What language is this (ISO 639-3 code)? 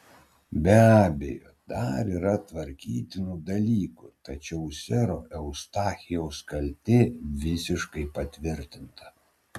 lit